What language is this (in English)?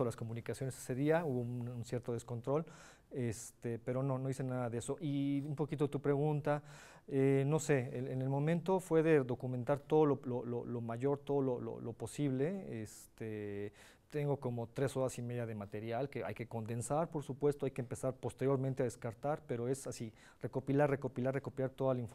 Spanish